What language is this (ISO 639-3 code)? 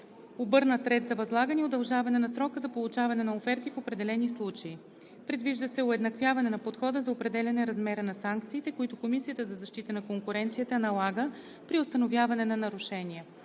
bul